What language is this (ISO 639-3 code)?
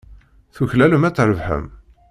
kab